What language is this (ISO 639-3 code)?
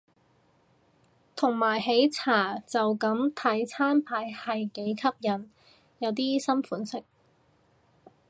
yue